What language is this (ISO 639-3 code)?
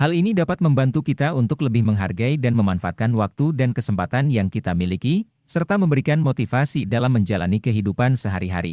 ind